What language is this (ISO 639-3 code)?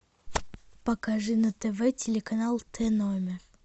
rus